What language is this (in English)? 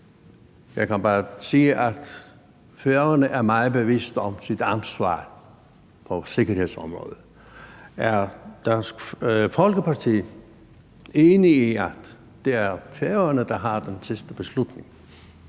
Danish